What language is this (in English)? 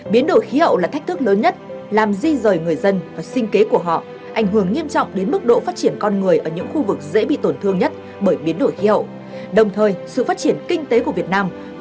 Vietnamese